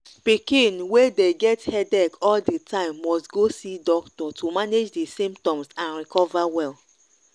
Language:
Nigerian Pidgin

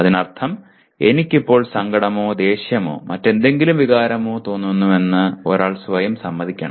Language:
Malayalam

